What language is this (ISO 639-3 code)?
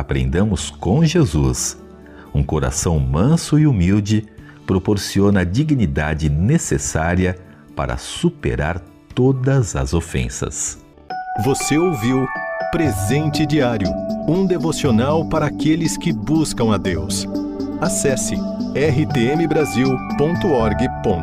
por